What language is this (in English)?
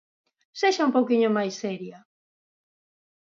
Galician